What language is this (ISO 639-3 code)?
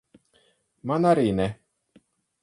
lav